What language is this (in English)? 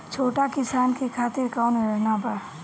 Bhojpuri